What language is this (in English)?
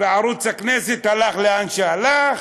Hebrew